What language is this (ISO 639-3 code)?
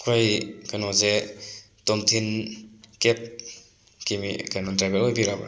mni